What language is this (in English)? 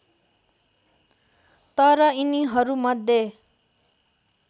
Nepali